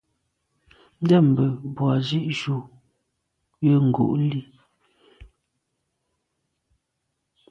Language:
Medumba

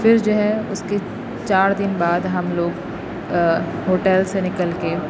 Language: Urdu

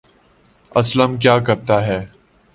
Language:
Urdu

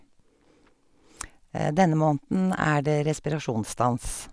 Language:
Norwegian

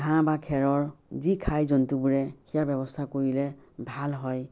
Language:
Assamese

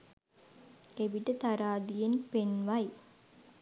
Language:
Sinhala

